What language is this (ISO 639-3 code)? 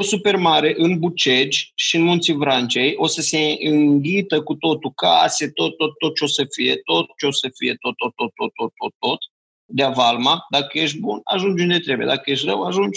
ron